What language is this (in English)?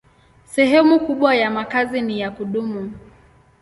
Swahili